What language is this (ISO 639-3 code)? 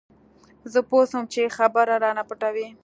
pus